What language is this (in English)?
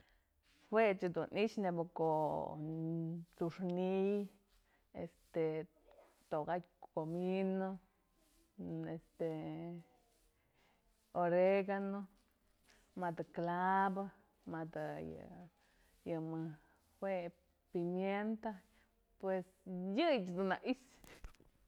Mazatlán Mixe